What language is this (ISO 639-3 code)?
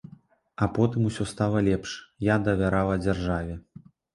bel